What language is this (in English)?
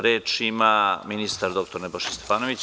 Serbian